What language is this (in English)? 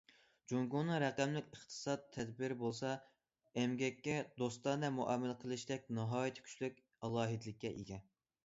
Uyghur